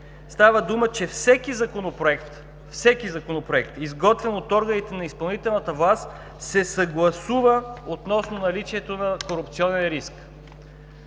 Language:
Bulgarian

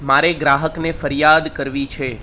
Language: Gujarati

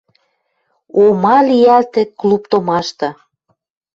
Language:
Western Mari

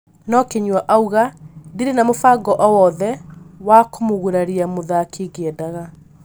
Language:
Kikuyu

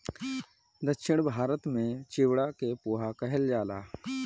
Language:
Bhojpuri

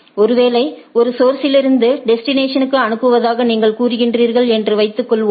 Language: Tamil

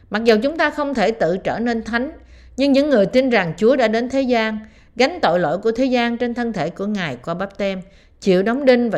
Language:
Vietnamese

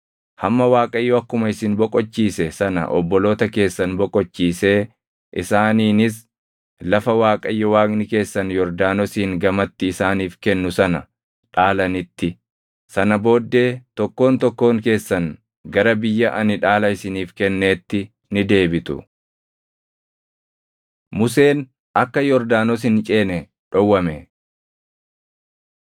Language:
Oromo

